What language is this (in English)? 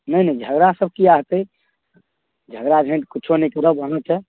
Maithili